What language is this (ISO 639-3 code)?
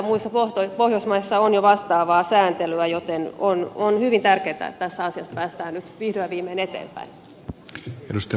fin